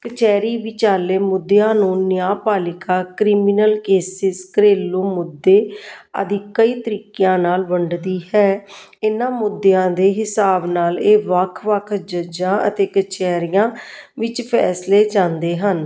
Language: Punjabi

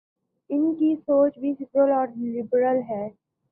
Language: Urdu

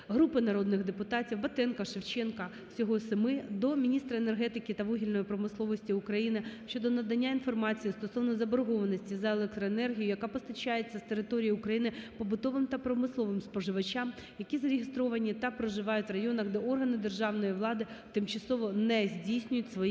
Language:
Ukrainian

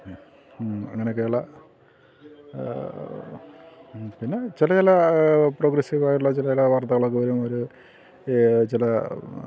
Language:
Malayalam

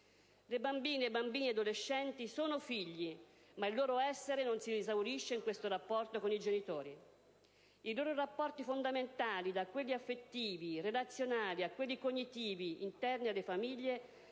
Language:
Italian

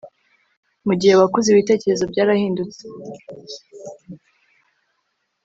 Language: Kinyarwanda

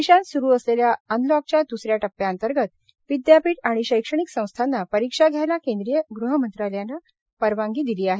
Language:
Marathi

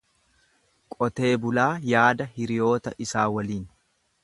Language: Oromo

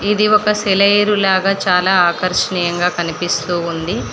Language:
Telugu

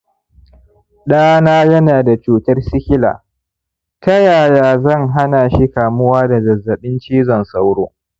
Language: Hausa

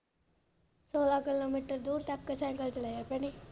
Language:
Punjabi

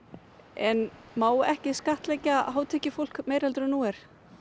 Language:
Icelandic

